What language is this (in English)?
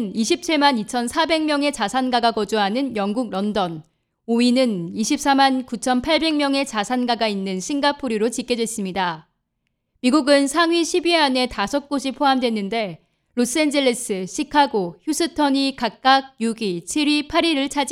Korean